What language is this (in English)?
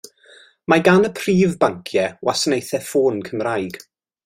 Welsh